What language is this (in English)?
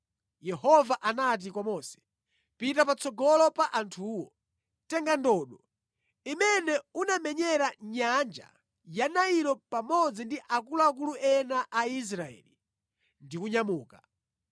Nyanja